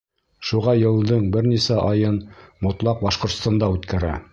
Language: Bashkir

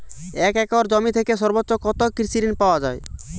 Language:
Bangla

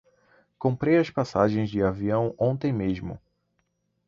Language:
Portuguese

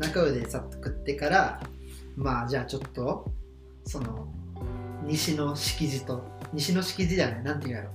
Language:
Japanese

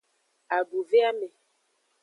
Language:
Aja (Benin)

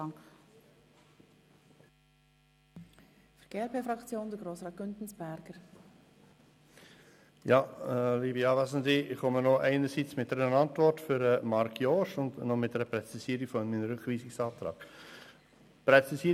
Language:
Swiss German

